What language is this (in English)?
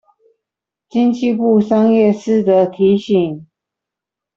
Chinese